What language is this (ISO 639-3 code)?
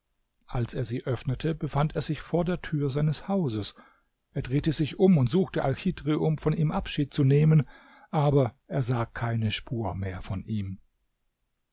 deu